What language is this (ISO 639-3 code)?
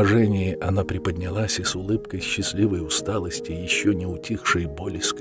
rus